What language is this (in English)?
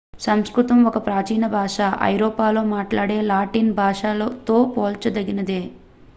Telugu